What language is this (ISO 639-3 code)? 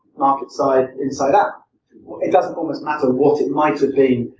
eng